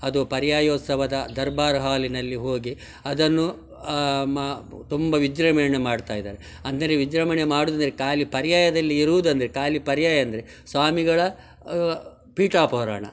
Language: Kannada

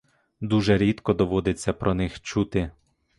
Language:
Ukrainian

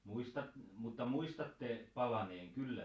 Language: Finnish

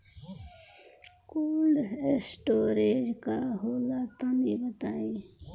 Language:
Bhojpuri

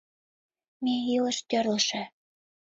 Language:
Mari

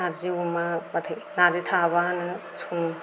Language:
Bodo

